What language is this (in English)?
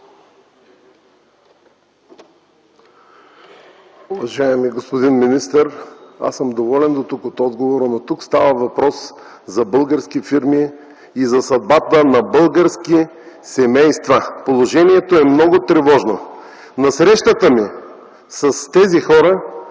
Bulgarian